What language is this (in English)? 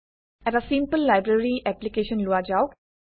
Assamese